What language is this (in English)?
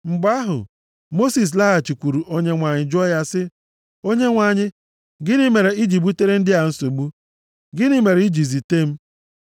Igbo